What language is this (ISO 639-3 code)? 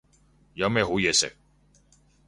yue